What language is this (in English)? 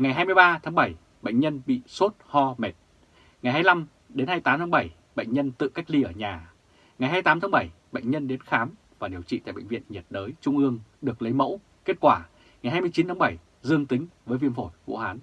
Vietnamese